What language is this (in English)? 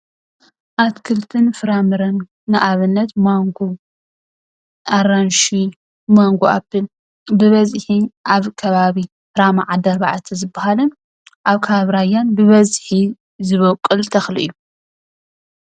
Tigrinya